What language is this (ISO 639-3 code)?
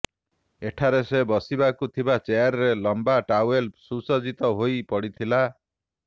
ori